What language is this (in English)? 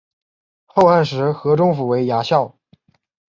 Chinese